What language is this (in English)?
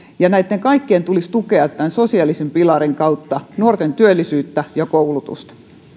Finnish